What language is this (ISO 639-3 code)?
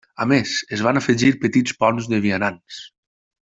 cat